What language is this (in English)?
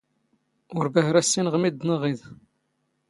Standard Moroccan Tamazight